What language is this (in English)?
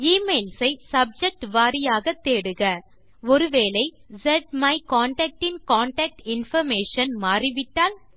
Tamil